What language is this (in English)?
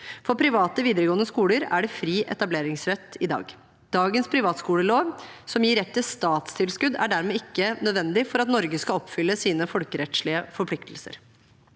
Norwegian